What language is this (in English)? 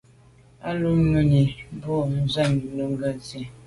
Medumba